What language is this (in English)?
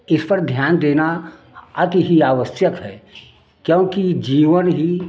Hindi